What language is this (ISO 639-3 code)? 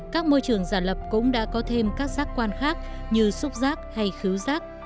vie